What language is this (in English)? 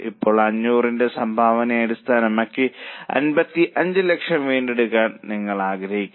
Malayalam